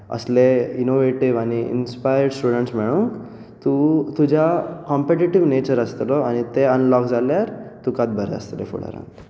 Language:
Konkani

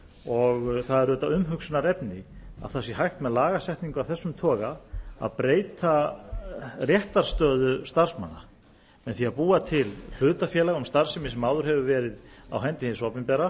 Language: Icelandic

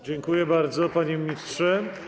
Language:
Polish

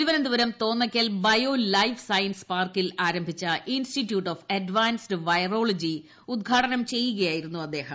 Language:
Malayalam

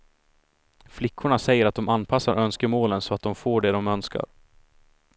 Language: Swedish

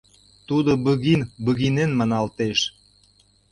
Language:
Mari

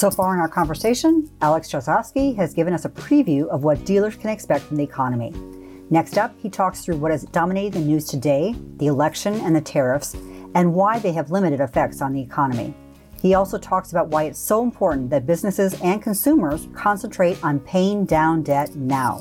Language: English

